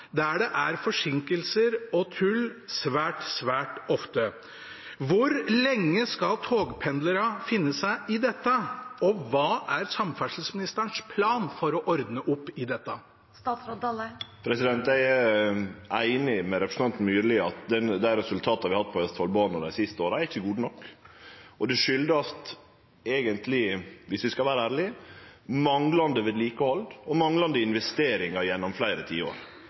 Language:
Norwegian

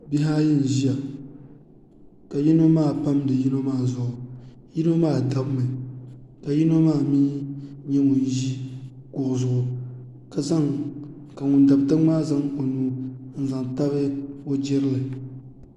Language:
Dagbani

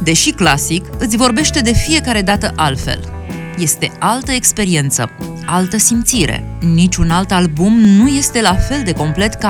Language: Romanian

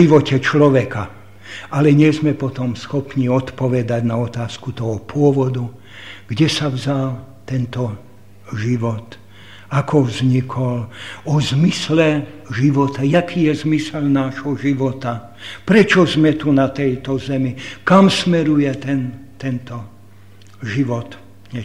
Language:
Slovak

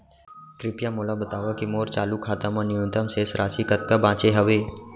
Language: Chhattisgarhi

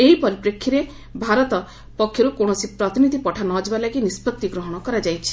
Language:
Odia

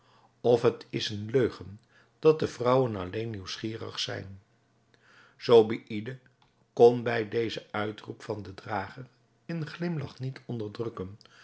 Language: Dutch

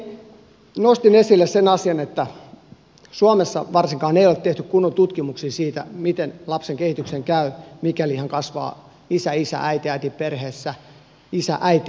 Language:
Finnish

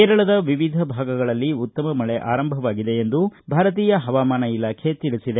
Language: Kannada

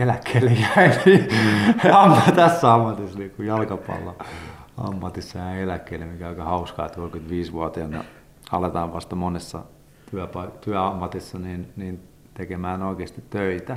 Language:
Finnish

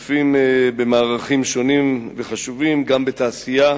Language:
Hebrew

